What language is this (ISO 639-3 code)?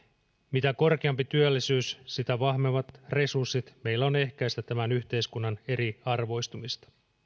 fin